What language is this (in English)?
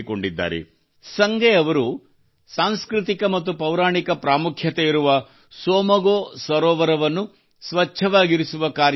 Kannada